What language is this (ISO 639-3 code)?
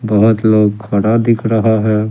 hin